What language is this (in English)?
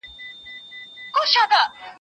Pashto